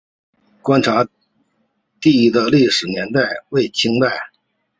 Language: Chinese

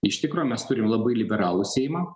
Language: Lithuanian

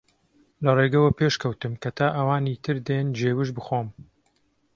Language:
Central Kurdish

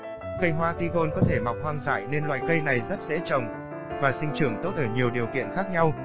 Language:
Vietnamese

